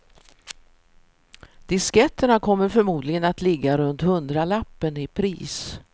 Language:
Swedish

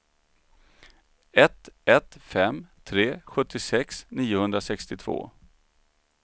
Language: Swedish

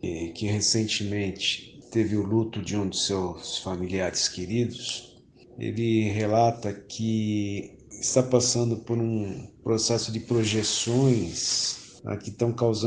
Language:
Portuguese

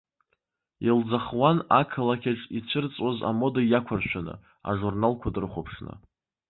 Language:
Abkhazian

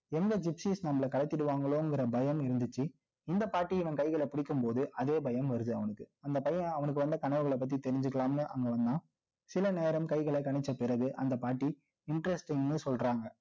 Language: Tamil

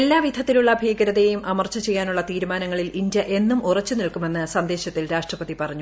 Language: Malayalam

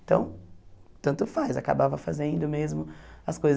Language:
Portuguese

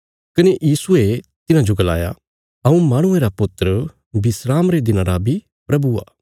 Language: Bilaspuri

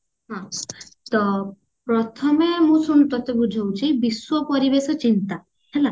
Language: Odia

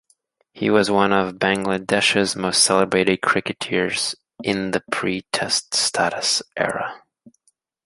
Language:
English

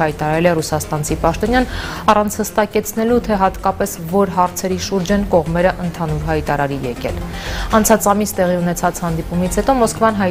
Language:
Romanian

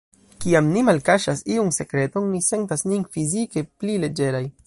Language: Esperanto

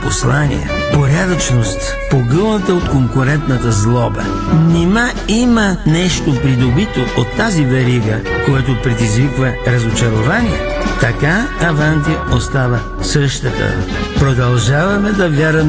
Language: Bulgarian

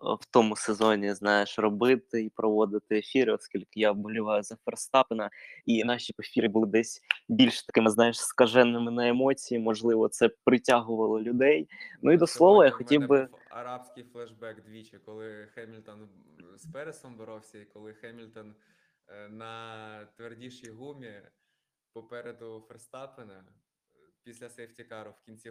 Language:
Ukrainian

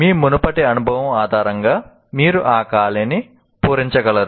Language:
Telugu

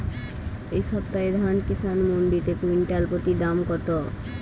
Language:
Bangla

